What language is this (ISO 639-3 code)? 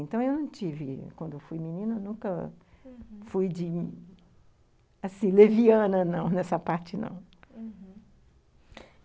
por